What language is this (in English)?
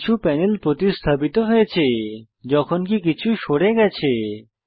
Bangla